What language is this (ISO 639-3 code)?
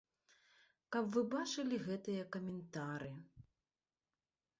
bel